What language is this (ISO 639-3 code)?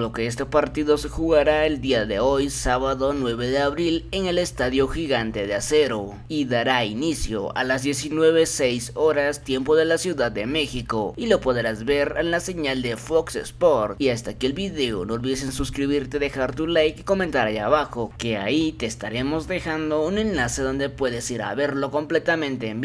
spa